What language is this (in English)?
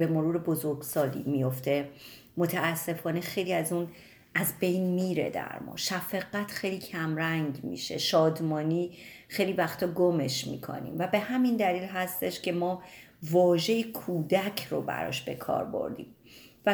Persian